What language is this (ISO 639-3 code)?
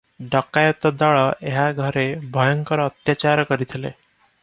ori